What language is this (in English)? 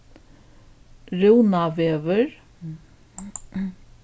Faroese